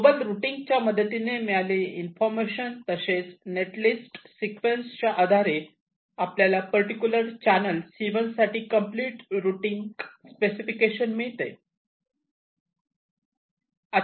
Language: Marathi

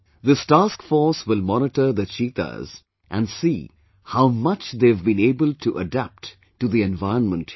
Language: English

